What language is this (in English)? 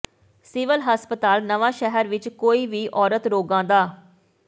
Punjabi